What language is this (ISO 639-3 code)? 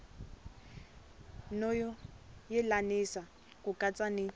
tso